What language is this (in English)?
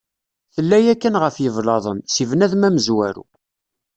Kabyle